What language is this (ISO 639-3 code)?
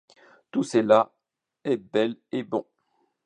fra